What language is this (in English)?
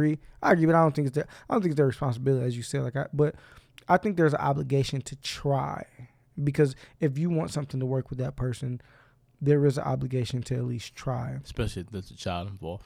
English